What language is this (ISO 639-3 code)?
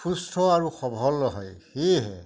asm